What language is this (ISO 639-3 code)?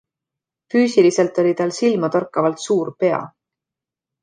est